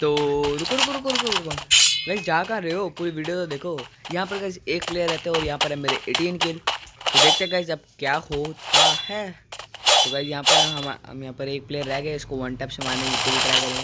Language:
Hindi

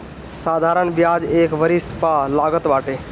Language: Bhojpuri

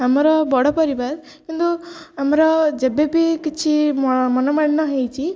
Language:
Odia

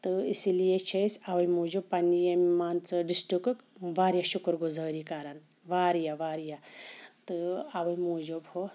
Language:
Kashmiri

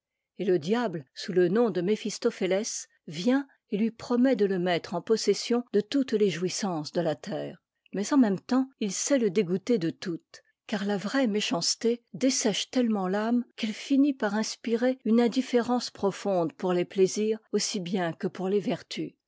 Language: French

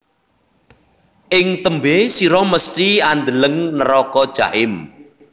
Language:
Javanese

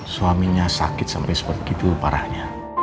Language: Indonesian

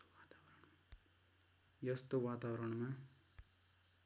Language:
Nepali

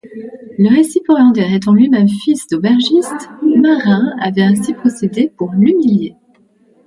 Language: French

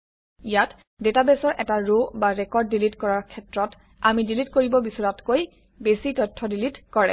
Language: Assamese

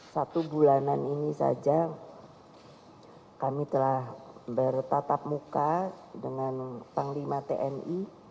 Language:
Indonesian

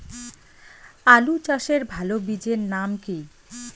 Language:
Bangla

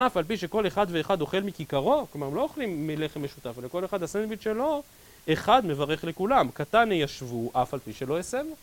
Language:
Hebrew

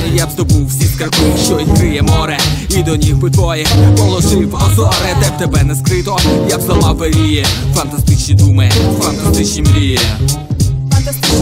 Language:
Ukrainian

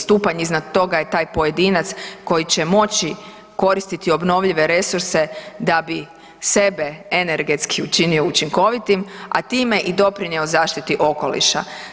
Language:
Croatian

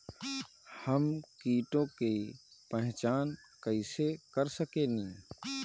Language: Bhojpuri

